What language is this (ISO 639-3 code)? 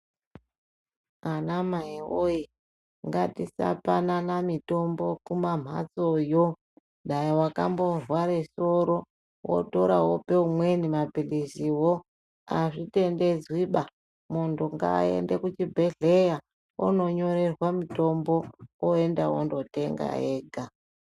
ndc